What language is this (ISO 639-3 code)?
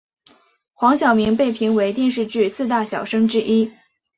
zho